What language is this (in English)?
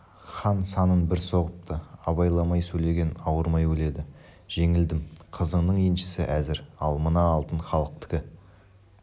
Kazakh